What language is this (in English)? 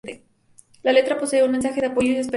Spanish